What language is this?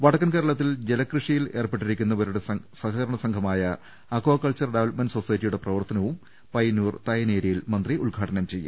Malayalam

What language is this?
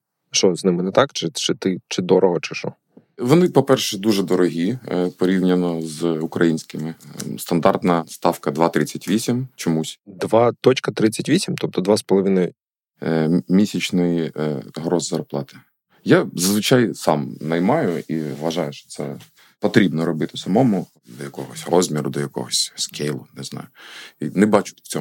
Ukrainian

